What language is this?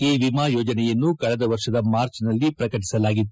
Kannada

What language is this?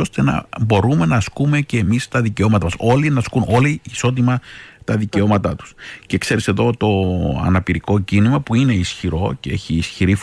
Greek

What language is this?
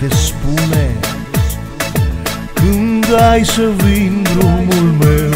Romanian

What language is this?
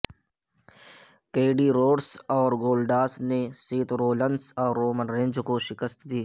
Urdu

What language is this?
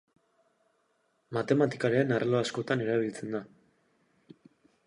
Basque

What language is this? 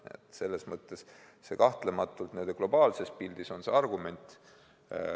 Estonian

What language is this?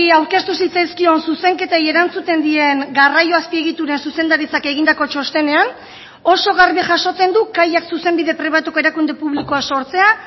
Basque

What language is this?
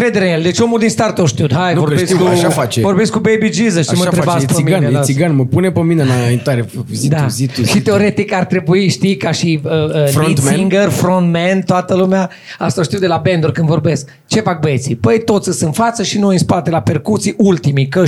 Romanian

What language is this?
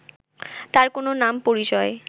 Bangla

